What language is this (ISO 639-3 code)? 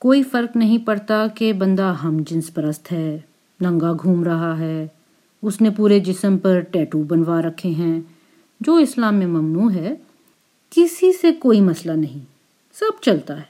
urd